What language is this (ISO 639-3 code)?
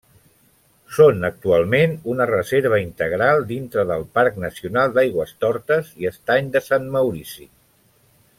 cat